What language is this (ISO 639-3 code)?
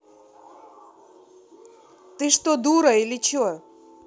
rus